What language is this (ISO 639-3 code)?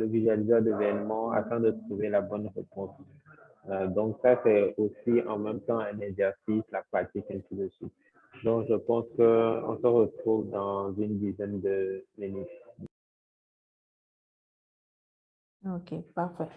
fra